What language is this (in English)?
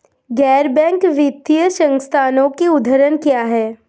Hindi